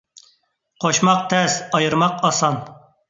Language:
Uyghur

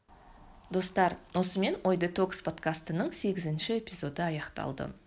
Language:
Kazakh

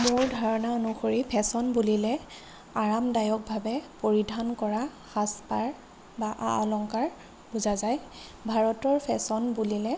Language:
Assamese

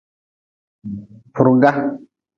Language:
Nawdm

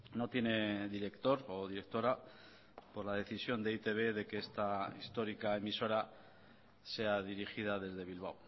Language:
Spanish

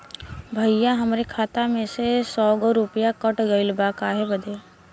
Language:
Bhojpuri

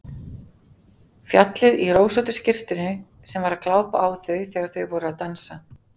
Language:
Icelandic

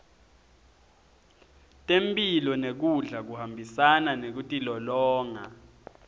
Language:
Swati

